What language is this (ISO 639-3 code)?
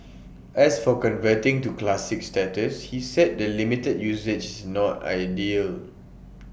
eng